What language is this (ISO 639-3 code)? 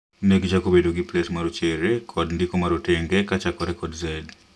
luo